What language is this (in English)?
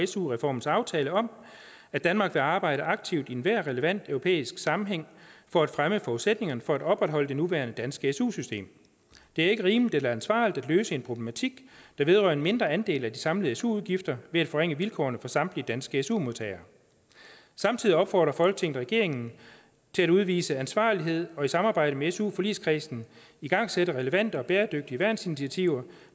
Danish